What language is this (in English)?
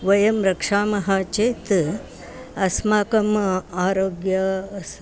Sanskrit